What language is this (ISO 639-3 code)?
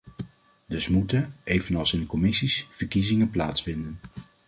nld